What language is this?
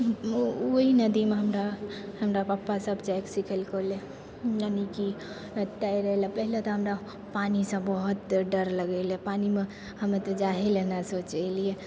Maithili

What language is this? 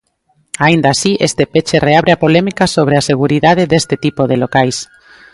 Galician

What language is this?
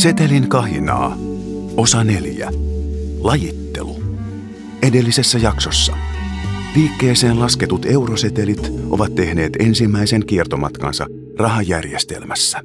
Finnish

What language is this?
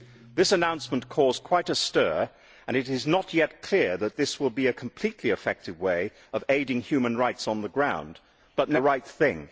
English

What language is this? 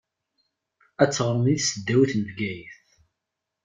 Kabyle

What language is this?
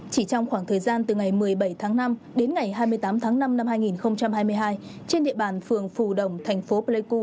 Vietnamese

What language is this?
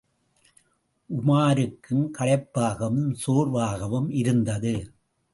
Tamil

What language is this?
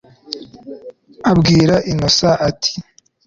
Kinyarwanda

